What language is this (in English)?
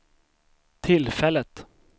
Swedish